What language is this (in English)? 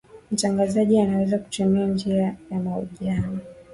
Swahili